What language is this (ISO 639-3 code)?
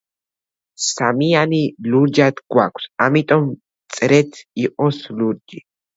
kat